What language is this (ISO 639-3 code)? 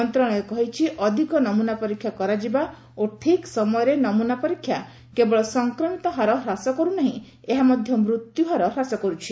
ori